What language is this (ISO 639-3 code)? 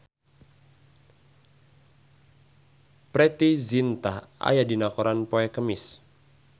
sun